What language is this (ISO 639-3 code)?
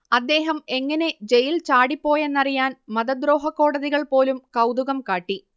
mal